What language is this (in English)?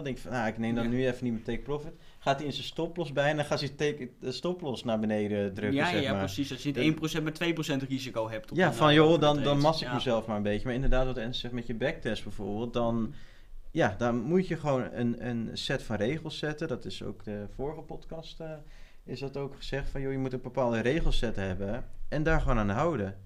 Dutch